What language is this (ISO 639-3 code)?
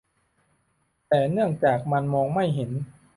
tha